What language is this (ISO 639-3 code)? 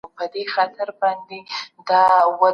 pus